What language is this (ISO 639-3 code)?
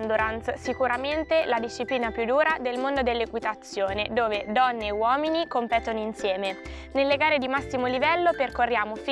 ita